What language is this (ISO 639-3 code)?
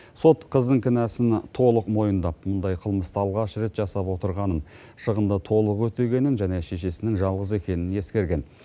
kaz